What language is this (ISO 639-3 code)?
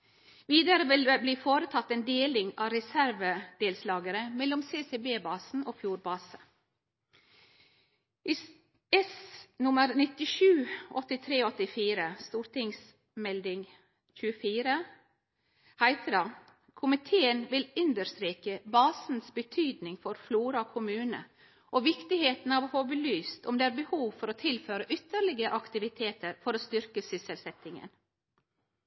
nno